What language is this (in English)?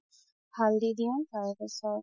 Assamese